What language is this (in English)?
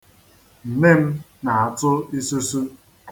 Igbo